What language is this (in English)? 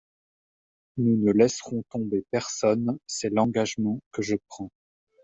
French